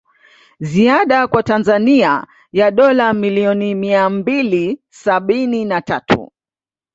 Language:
Swahili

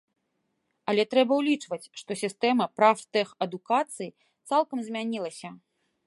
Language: Belarusian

